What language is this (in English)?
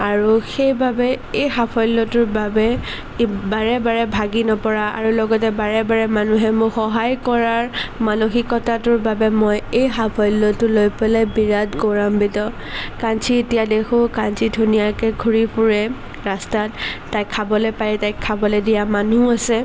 Assamese